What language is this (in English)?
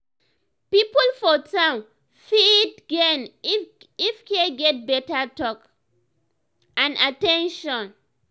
Nigerian Pidgin